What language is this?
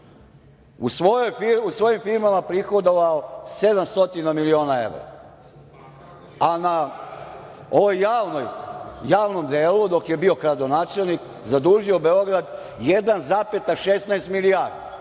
Serbian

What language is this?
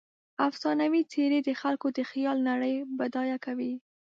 Pashto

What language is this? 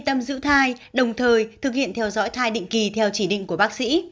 Vietnamese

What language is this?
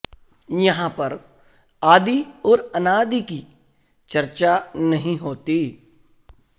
Sanskrit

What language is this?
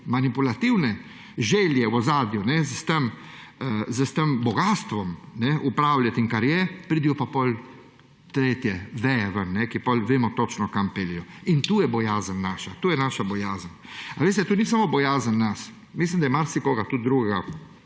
Slovenian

